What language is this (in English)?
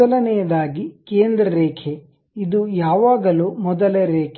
Kannada